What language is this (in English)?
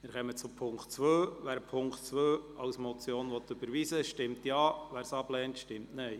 Swiss German